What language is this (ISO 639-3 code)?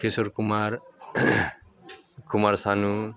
brx